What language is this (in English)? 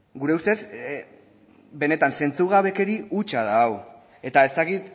Basque